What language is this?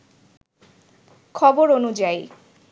Bangla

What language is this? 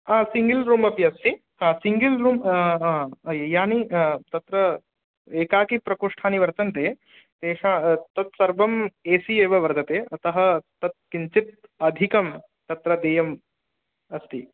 Sanskrit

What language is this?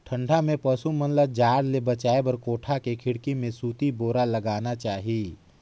Chhattisgarhi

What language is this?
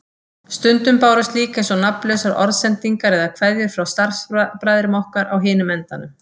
Icelandic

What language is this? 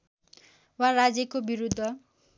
Nepali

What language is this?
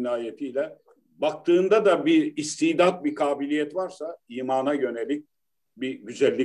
Turkish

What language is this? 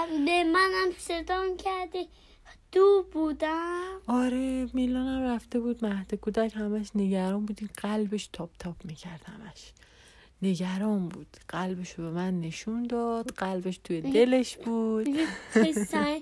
Persian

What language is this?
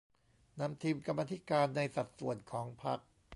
Thai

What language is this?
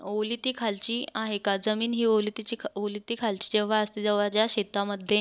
Marathi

